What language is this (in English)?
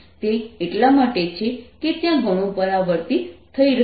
Gujarati